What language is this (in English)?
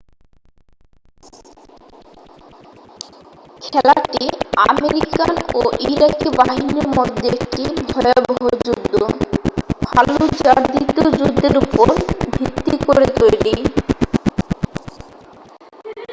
Bangla